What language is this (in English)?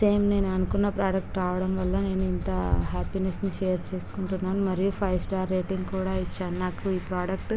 Telugu